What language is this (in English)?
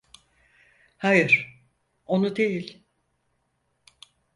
Turkish